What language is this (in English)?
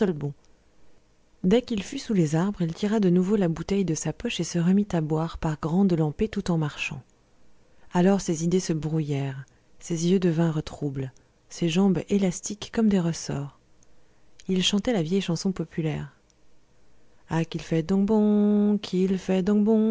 French